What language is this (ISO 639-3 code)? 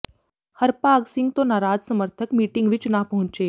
pan